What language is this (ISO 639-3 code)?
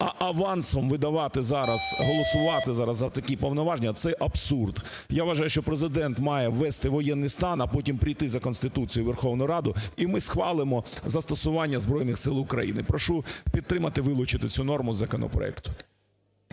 ukr